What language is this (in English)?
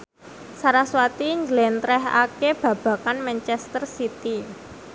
Javanese